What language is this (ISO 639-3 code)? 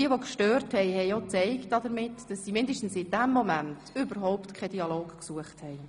gsw